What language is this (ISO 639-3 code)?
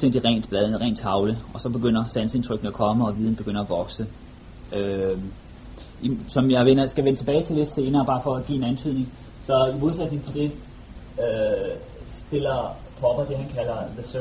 dan